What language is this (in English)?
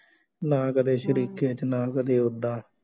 Punjabi